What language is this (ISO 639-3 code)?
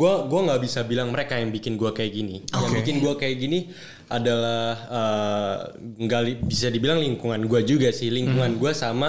ind